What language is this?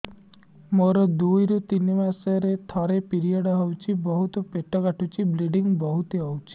Odia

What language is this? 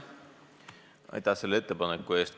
Estonian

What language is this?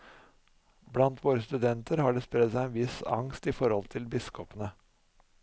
Norwegian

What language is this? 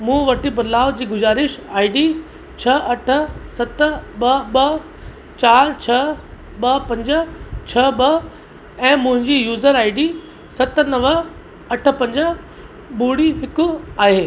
Sindhi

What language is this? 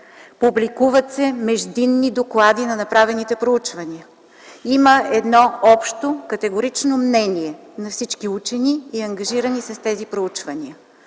Bulgarian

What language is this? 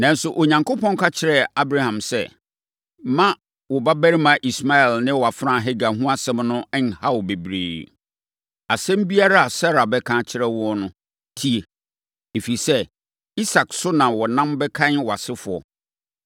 Akan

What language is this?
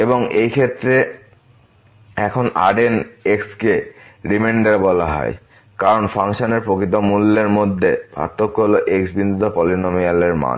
Bangla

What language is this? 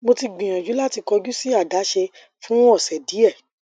Yoruba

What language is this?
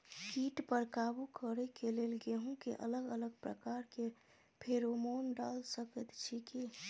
Maithili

